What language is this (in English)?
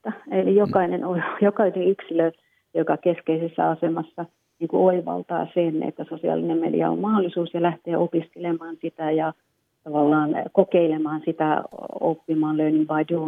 Finnish